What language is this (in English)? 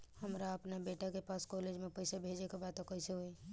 Bhojpuri